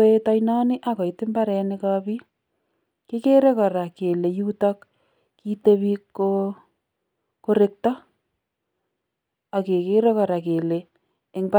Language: Kalenjin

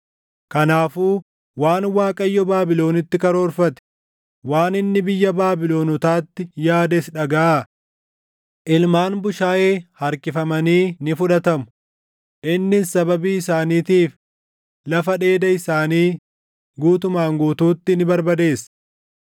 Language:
Oromo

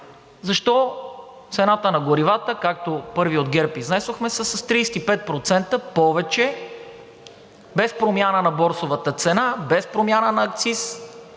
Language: Bulgarian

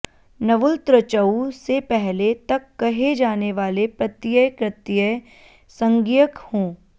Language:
Sanskrit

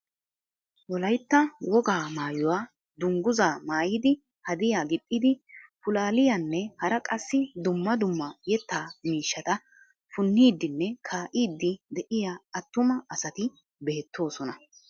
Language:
Wolaytta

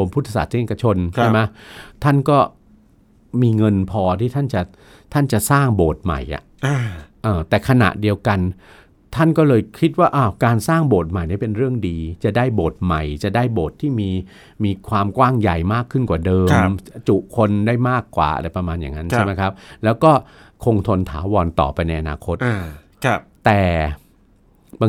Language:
Thai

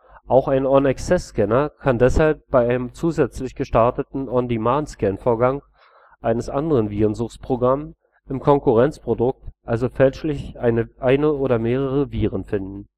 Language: German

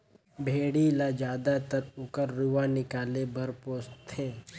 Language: Chhattisgarhi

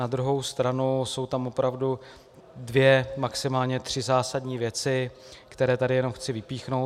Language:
Czech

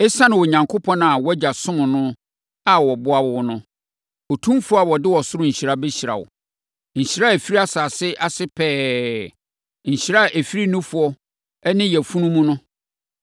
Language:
Akan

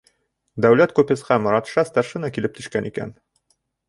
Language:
Bashkir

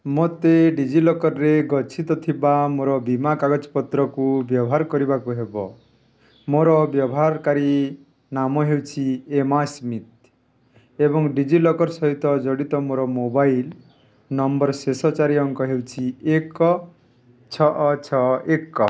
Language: Odia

